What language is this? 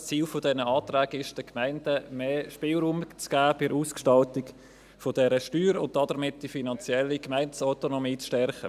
Swiss German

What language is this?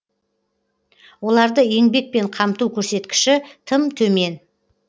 Kazakh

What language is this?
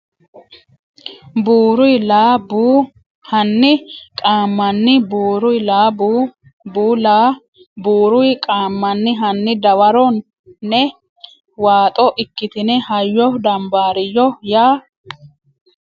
Sidamo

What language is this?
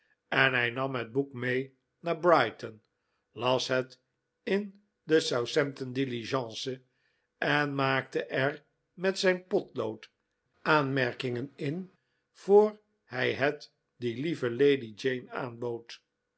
Dutch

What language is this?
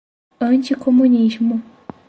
Portuguese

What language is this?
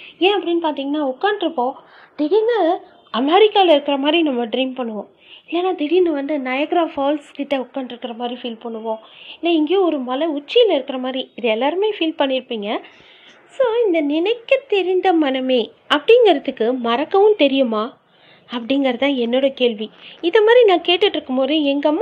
Tamil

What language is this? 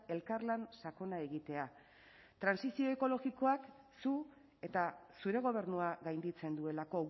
Basque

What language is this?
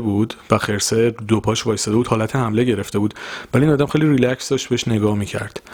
Persian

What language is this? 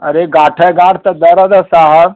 Hindi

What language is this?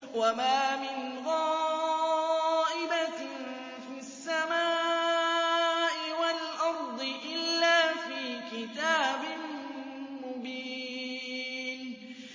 Arabic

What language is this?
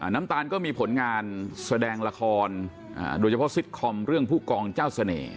Thai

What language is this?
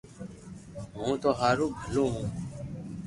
Loarki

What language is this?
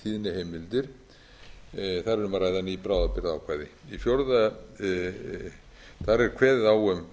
Icelandic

